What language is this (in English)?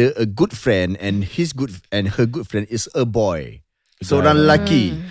Malay